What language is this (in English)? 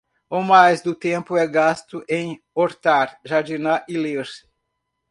Portuguese